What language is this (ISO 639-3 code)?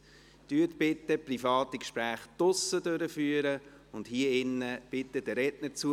gsw